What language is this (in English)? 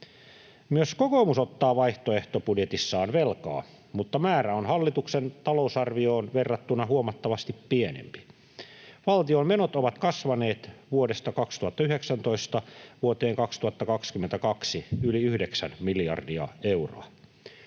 Finnish